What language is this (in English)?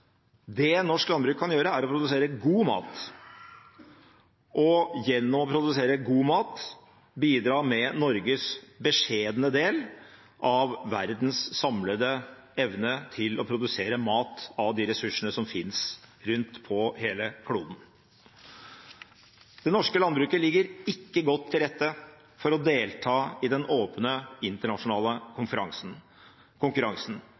Norwegian Bokmål